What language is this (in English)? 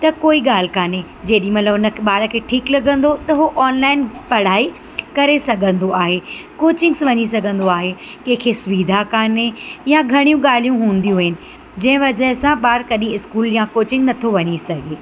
Sindhi